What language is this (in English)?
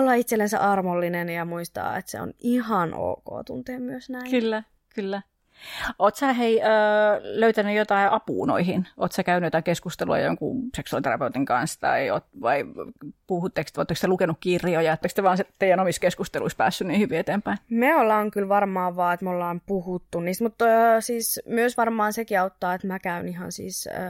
Finnish